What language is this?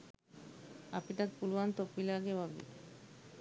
Sinhala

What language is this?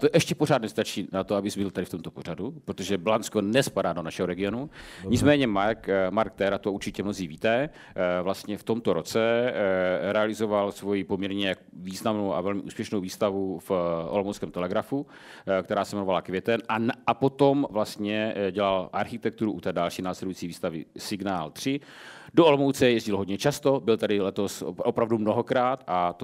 Czech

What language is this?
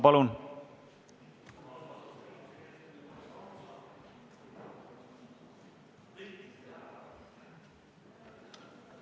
Estonian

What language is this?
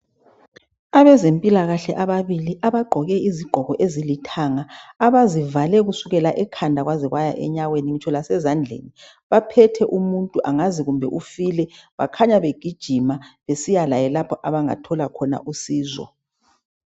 North Ndebele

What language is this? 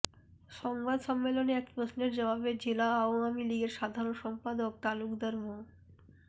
Bangla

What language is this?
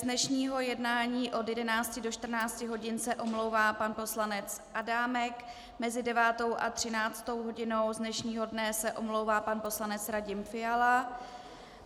Czech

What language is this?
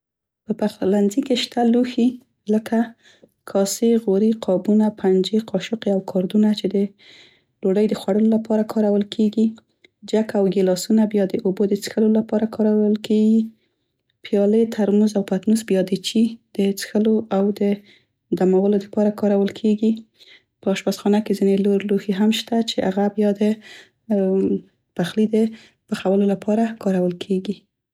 Central Pashto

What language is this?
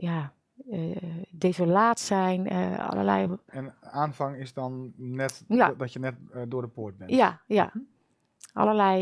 Dutch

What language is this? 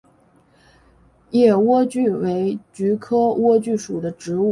Chinese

